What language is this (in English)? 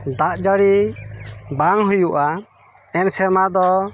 Santali